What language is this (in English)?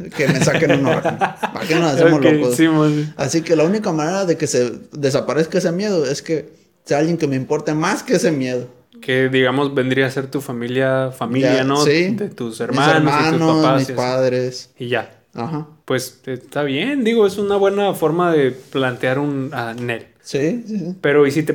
Spanish